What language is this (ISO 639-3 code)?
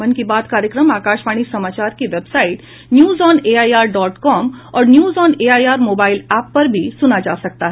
hin